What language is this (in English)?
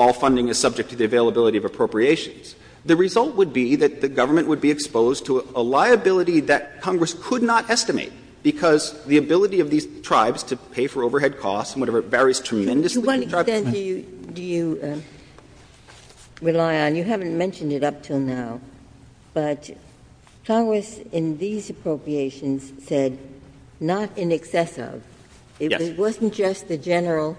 English